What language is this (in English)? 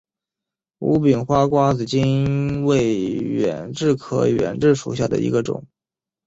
Chinese